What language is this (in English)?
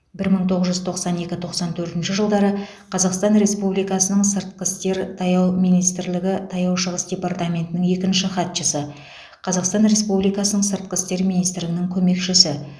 Kazakh